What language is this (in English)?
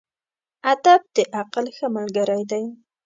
Pashto